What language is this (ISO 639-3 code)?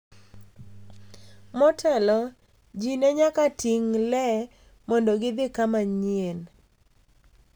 luo